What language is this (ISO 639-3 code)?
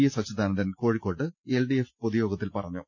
mal